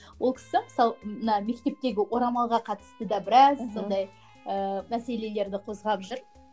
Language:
Kazakh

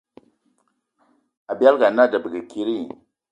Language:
Eton (Cameroon)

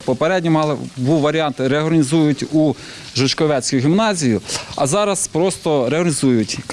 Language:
Ukrainian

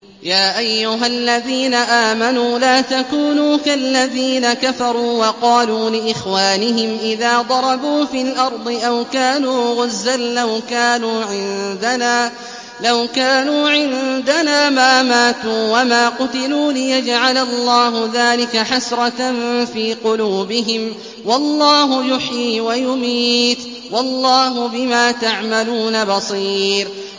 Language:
Arabic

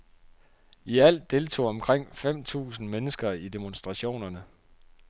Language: Danish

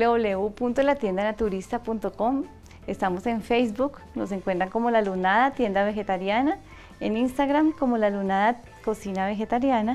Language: Spanish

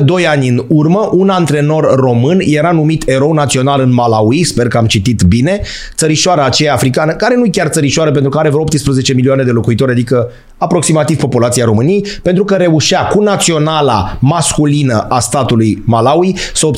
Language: Romanian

